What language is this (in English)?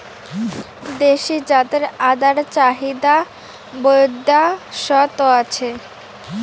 Bangla